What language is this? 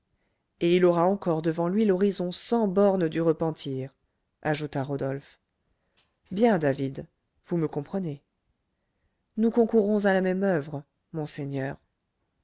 French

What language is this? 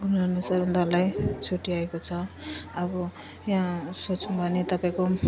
Nepali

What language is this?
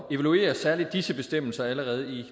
Danish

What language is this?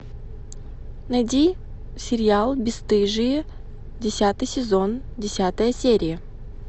Russian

